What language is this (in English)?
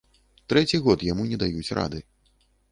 Belarusian